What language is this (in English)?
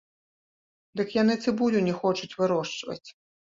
Belarusian